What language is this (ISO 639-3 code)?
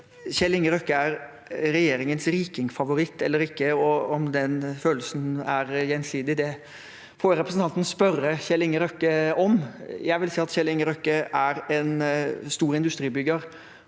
nor